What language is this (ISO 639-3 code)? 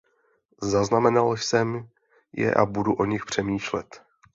ces